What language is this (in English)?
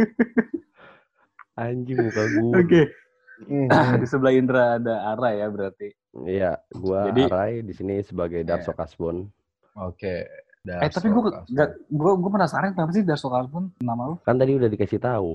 Indonesian